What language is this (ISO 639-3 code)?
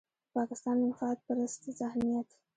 pus